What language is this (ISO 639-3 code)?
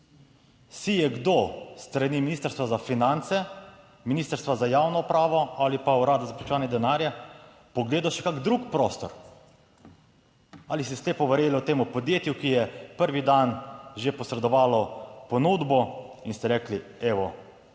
slv